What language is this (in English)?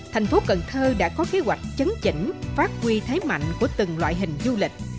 Vietnamese